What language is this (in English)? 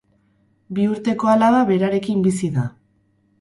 Basque